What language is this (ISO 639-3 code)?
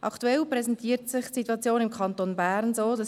gsw